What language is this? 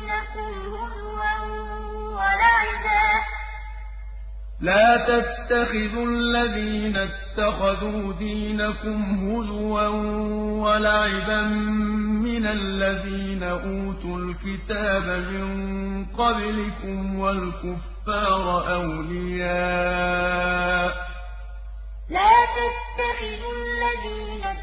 Arabic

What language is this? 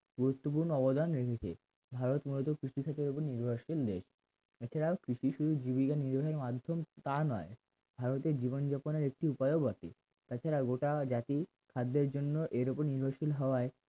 Bangla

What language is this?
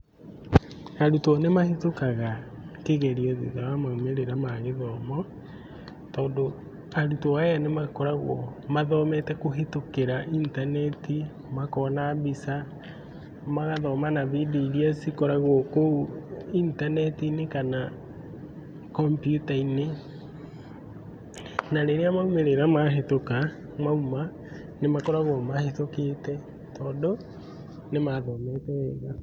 Kikuyu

